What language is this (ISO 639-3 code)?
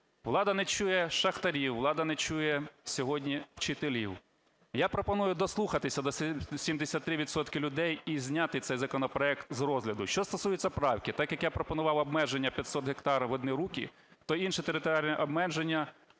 ukr